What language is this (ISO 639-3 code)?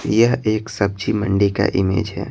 hin